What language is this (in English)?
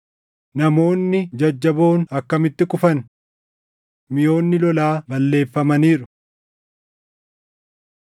Oromo